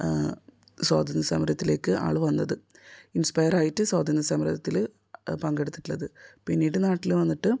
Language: Malayalam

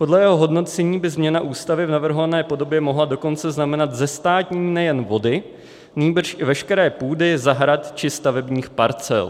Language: Czech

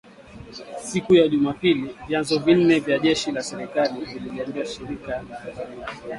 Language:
Swahili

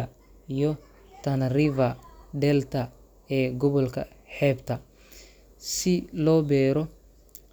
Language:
Somali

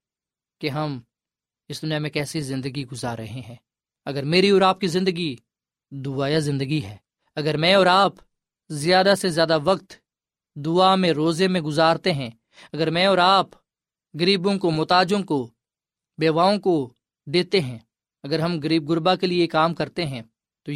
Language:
Urdu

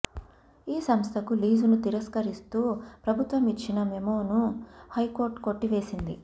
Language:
Telugu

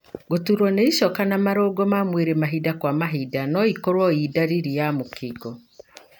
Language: Kikuyu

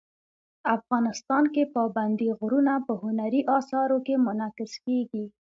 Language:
Pashto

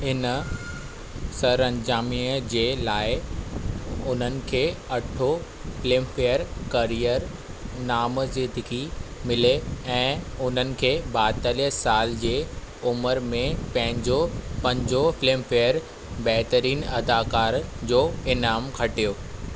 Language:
Sindhi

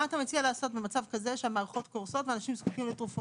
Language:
Hebrew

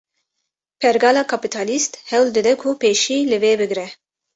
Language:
Kurdish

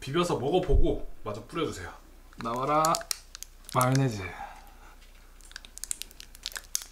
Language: Korean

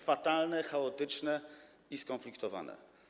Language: Polish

